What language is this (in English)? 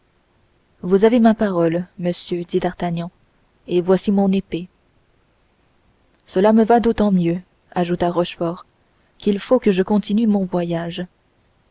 French